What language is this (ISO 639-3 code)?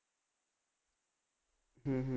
pan